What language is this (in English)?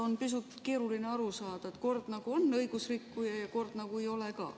Estonian